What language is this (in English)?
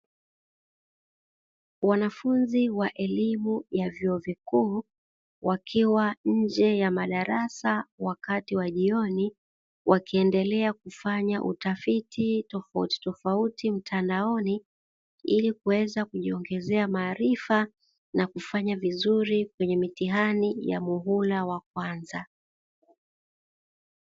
Swahili